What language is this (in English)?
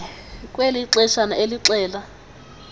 Xhosa